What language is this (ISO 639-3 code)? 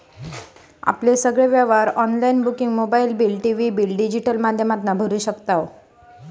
mar